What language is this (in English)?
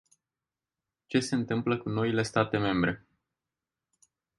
Romanian